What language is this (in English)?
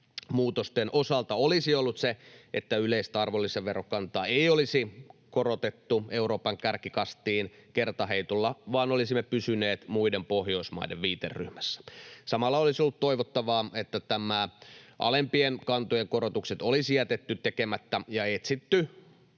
Finnish